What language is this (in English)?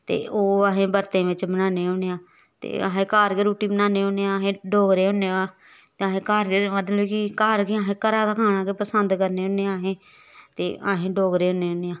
Dogri